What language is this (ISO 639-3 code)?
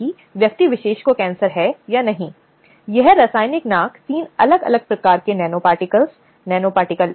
hin